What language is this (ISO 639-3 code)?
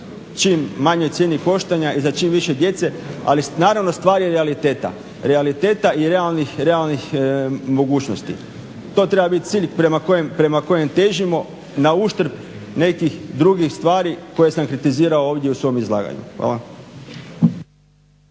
hrv